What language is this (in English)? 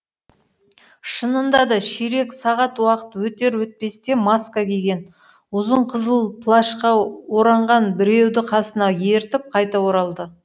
Kazakh